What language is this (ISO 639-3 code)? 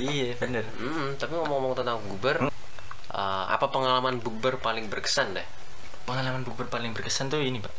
ind